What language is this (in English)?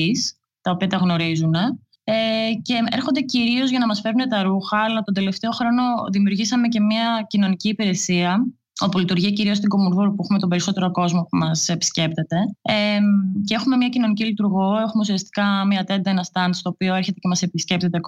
Greek